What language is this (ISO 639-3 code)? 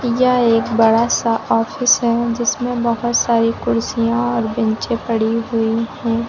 hin